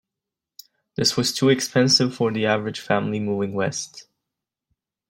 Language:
English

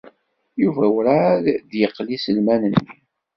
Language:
Kabyle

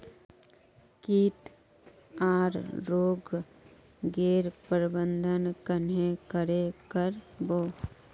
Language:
Magahi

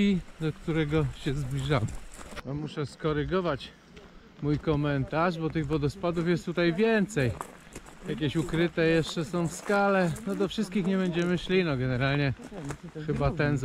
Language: Polish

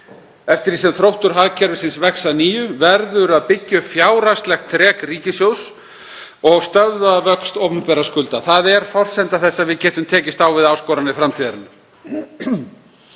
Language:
Icelandic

